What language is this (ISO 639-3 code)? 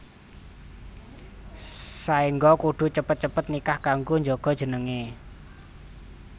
jav